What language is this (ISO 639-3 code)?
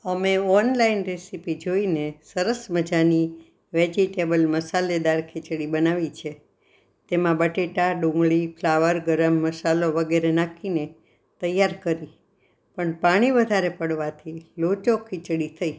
guj